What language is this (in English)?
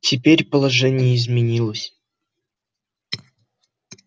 Russian